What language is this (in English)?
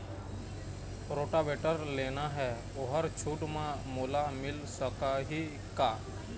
Chhattisgarhi